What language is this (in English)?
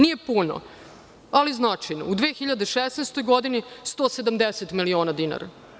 Serbian